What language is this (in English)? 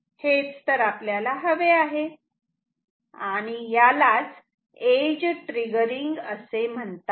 Marathi